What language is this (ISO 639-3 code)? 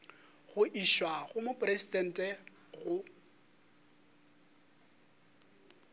nso